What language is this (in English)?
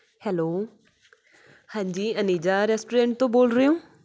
Punjabi